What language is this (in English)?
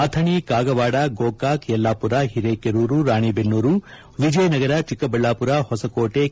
Kannada